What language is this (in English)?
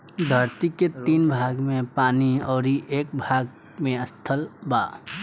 Bhojpuri